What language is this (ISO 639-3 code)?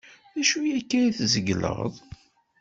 kab